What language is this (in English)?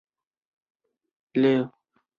Chinese